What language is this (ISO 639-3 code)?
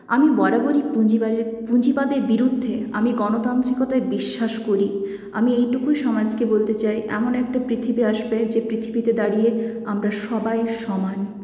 ben